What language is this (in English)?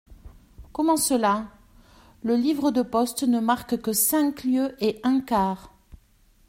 French